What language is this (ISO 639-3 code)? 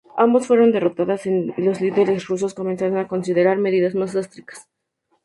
spa